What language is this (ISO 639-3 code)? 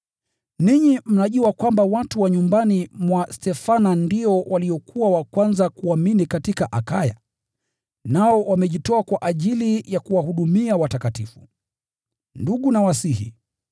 swa